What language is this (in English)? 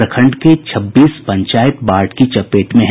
Hindi